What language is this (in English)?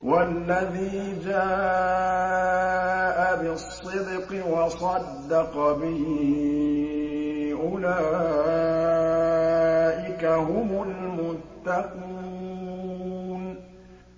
Arabic